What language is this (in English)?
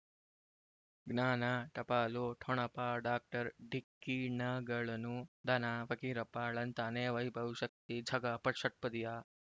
Kannada